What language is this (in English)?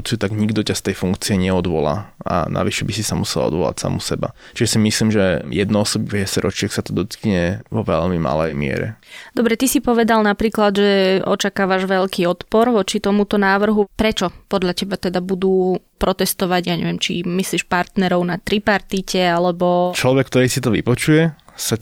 Slovak